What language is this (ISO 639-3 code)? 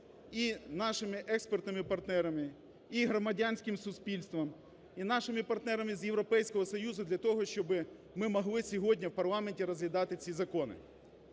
ukr